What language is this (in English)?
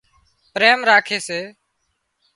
Wadiyara Koli